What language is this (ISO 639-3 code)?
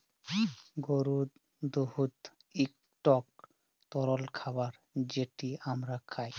ben